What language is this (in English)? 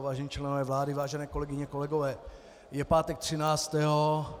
Czech